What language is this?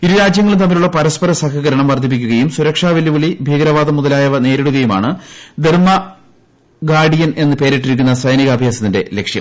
Malayalam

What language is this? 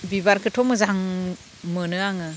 Bodo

